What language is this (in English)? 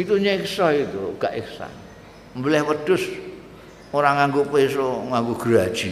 Indonesian